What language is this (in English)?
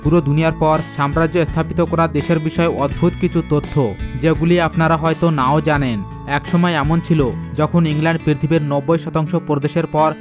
Bangla